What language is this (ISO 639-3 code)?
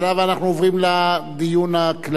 heb